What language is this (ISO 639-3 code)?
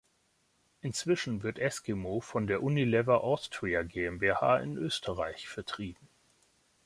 deu